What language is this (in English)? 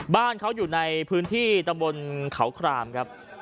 Thai